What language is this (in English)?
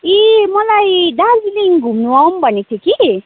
Nepali